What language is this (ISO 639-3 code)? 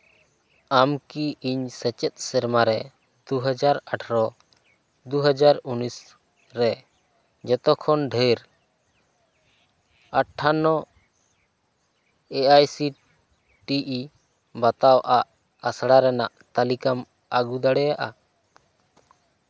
sat